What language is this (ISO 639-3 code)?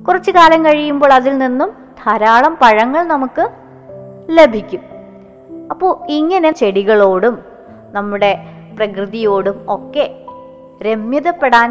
mal